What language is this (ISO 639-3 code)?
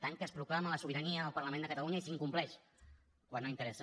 cat